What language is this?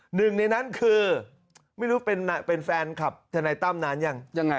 Thai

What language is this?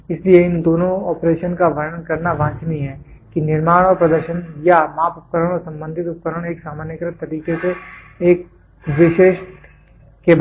Hindi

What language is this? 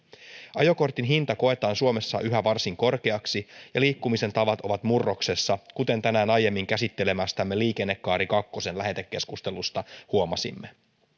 Finnish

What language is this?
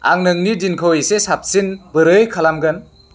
Bodo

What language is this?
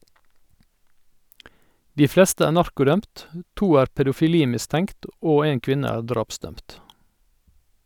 Norwegian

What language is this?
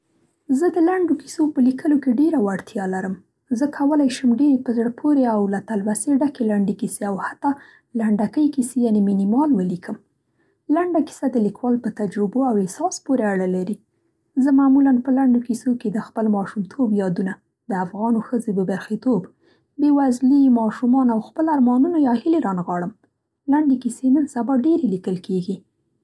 Central Pashto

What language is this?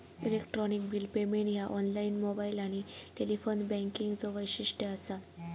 Marathi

